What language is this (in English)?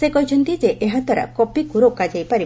Odia